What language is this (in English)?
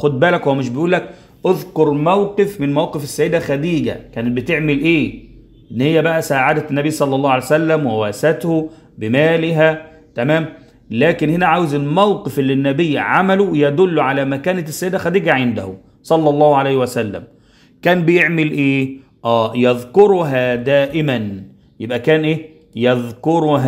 Arabic